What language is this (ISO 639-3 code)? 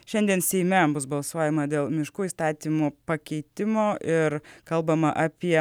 lit